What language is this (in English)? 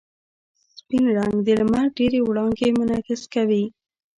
Pashto